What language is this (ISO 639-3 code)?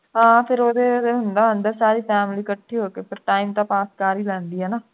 pan